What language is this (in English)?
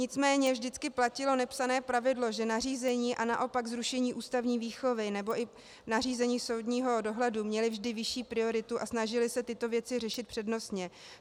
Czech